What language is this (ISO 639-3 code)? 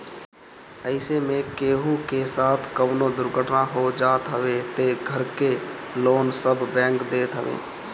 bho